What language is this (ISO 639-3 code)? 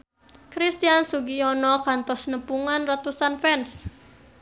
sun